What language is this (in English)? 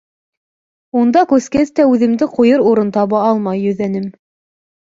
Bashkir